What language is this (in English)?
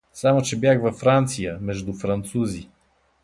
Bulgarian